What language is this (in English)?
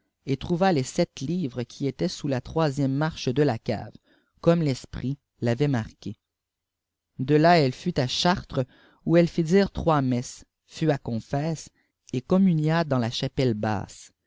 French